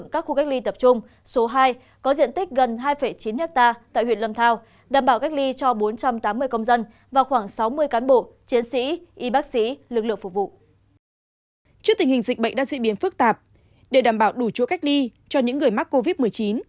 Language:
Vietnamese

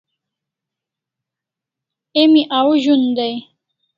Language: Kalasha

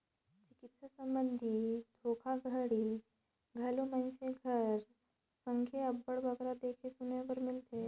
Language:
Chhattisgarhi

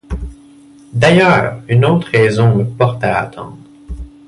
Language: French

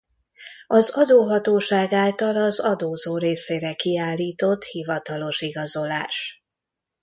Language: Hungarian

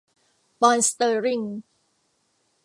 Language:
Thai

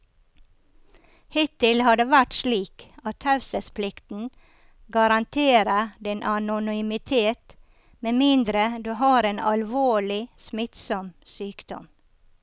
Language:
Norwegian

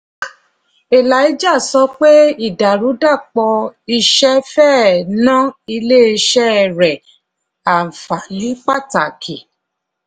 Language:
Yoruba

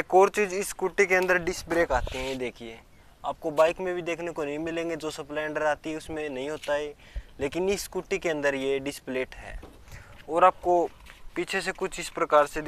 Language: Hindi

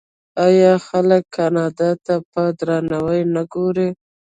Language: Pashto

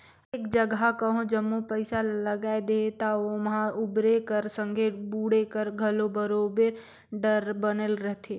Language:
Chhattisgarhi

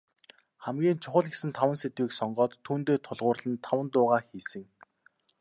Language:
Mongolian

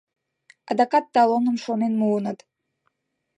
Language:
Mari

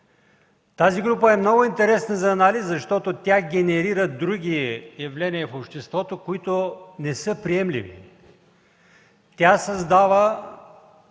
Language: Bulgarian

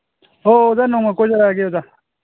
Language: Manipuri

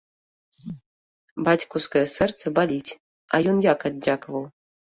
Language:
Belarusian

